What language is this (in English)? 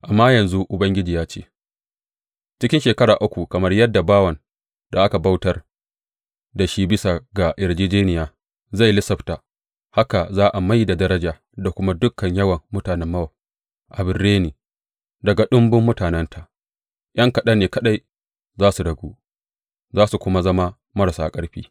Hausa